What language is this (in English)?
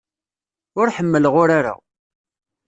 Kabyle